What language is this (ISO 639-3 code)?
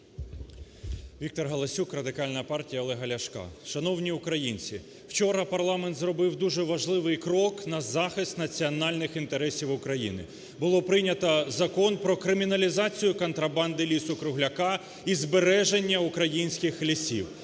ukr